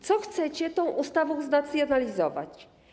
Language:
Polish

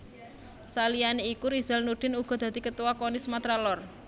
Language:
Javanese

